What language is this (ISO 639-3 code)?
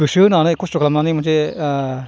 brx